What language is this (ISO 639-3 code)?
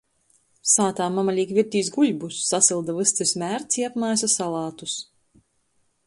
ltg